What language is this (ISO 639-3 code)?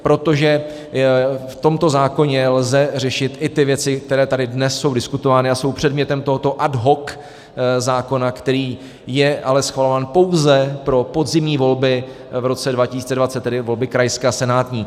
ces